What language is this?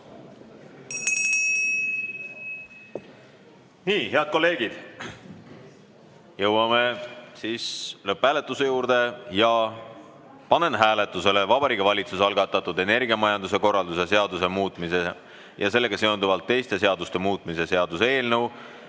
Estonian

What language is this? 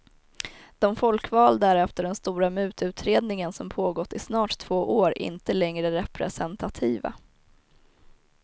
Swedish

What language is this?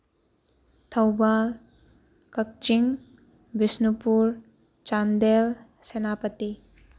Manipuri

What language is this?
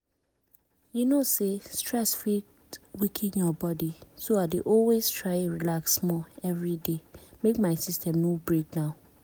Nigerian Pidgin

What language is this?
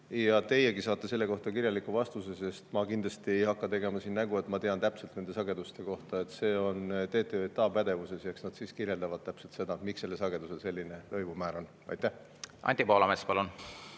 Estonian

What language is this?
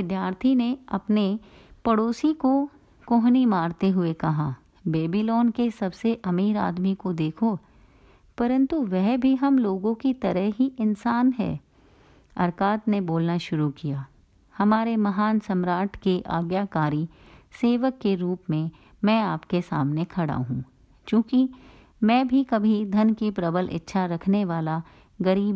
Hindi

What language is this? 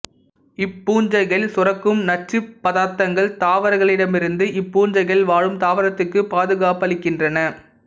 Tamil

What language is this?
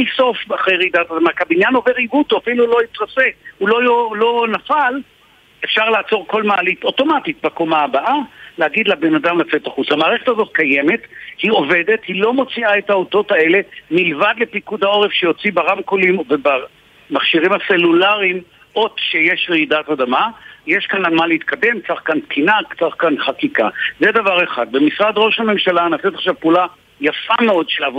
Hebrew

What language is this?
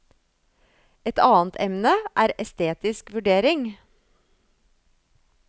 Norwegian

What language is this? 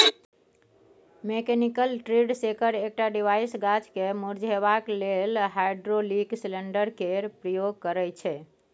Maithili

